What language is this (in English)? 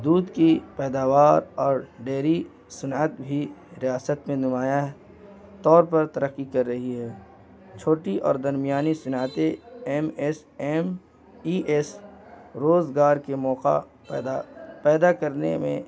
Urdu